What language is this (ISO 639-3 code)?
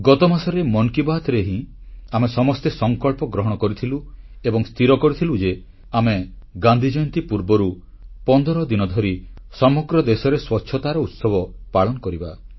ori